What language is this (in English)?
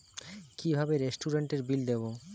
Bangla